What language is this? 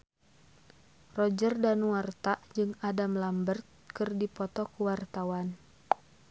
Sundanese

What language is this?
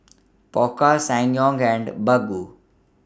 English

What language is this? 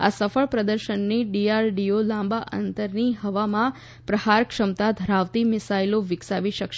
Gujarati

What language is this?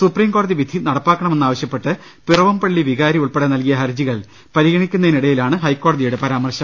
Malayalam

